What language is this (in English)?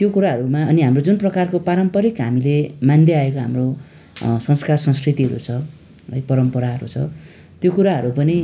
Nepali